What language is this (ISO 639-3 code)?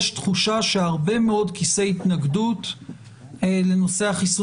heb